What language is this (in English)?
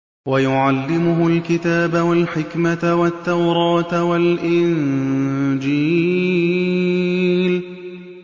Arabic